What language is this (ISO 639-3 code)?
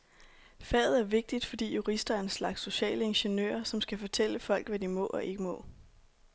dan